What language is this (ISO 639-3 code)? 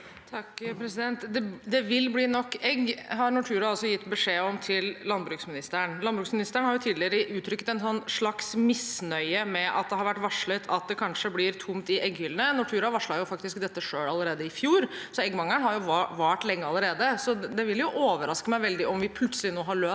nor